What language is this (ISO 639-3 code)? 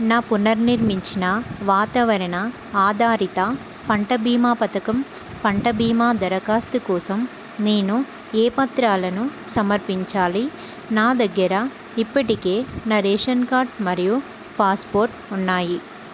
tel